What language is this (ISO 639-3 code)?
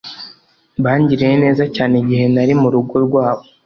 kin